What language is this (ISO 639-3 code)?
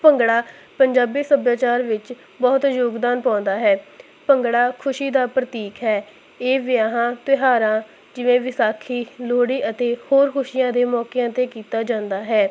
pan